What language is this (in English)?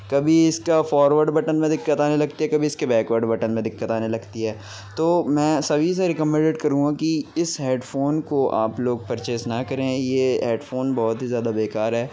Urdu